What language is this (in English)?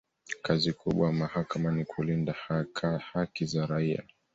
Swahili